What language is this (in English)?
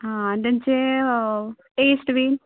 Konkani